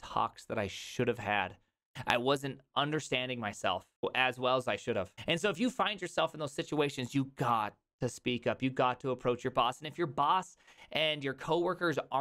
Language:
English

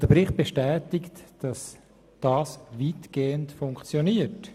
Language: Swiss German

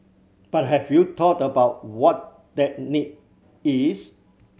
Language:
English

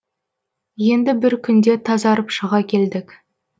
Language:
Kazakh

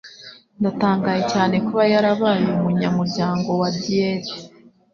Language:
Kinyarwanda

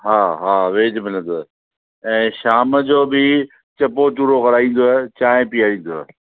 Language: Sindhi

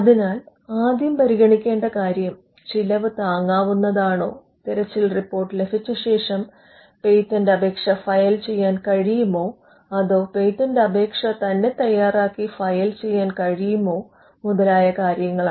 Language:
Malayalam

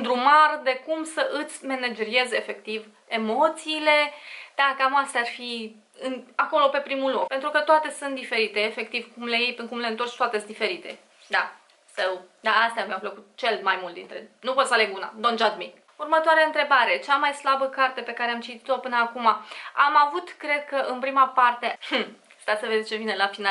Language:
Romanian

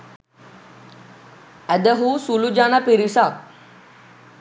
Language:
Sinhala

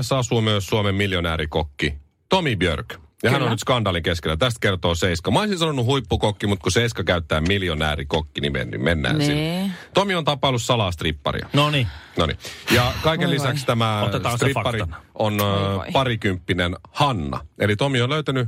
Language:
Finnish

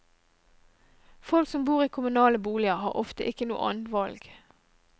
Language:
Norwegian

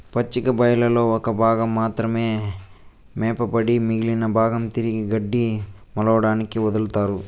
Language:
Telugu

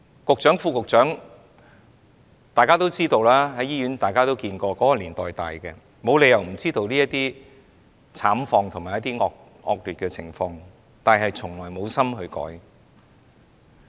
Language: Cantonese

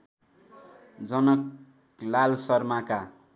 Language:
Nepali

